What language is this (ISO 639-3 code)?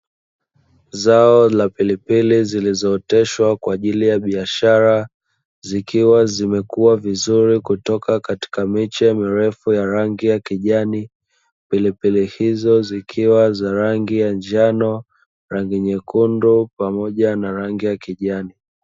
swa